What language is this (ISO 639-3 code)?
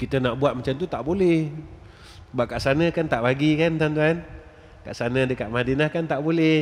msa